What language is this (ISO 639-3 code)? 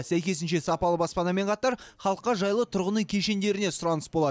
kaz